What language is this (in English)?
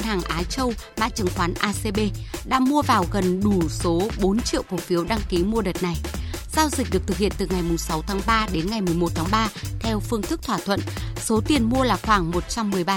Vietnamese